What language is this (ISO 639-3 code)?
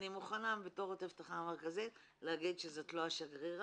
heb